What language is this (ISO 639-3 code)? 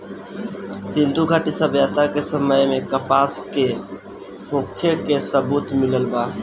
bho